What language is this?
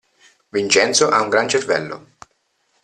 Italian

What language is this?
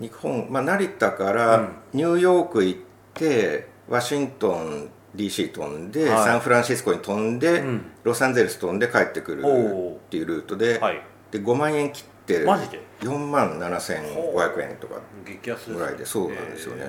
Japanese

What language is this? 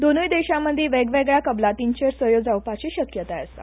Konkani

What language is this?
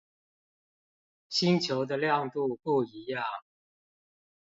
Chinese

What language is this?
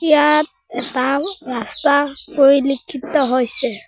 Assamese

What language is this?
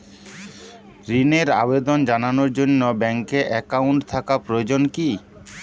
Bangla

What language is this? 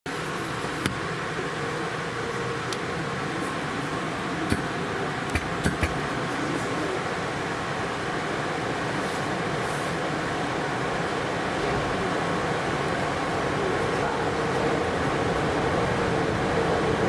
Japanese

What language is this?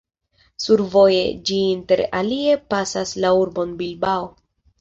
Esperanto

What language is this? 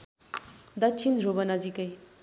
Nepali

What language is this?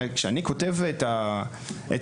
Hebrew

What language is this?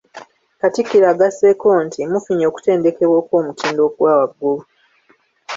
Ganda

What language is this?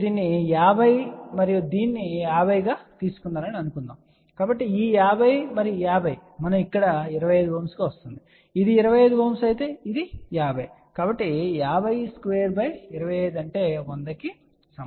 Telugu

